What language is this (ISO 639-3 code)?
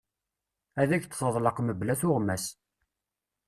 kab